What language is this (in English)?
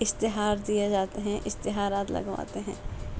Urdu